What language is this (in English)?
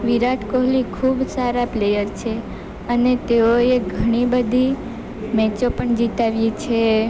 Gujarati